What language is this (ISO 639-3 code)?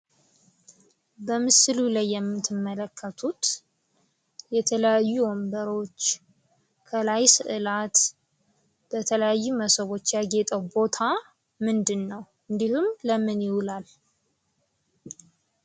amh